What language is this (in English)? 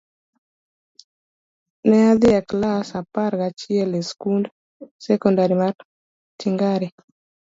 Luo (Kenya and Tanzania)